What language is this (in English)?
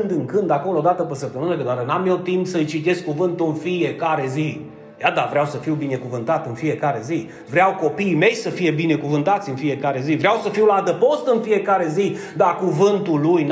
Romanian